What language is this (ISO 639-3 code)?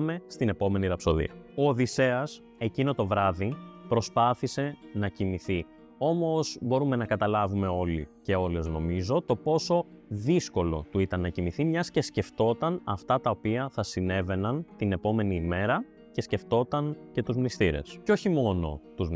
ell